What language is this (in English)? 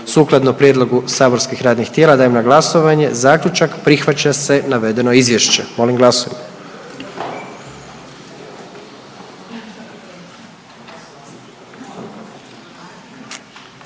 Croatian